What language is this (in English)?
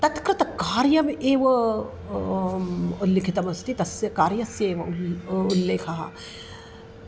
Sanskrit